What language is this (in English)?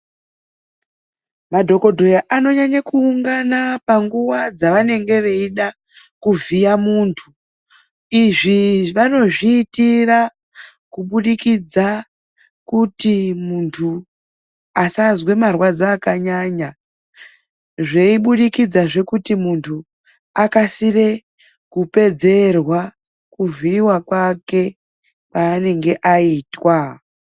Ndau